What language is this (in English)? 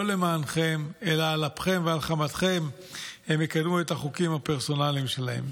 Hebrew